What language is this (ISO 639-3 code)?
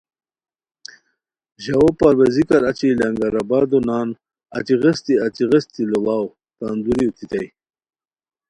khw